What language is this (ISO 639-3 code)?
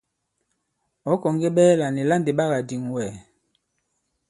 abb